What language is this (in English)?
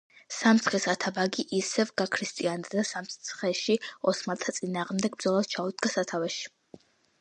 Georgian